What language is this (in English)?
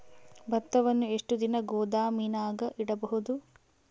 Kannada